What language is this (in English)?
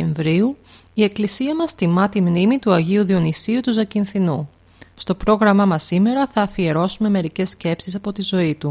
Greek